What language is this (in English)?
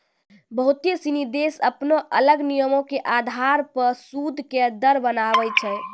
Maithili